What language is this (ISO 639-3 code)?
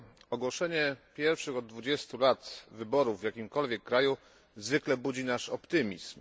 pol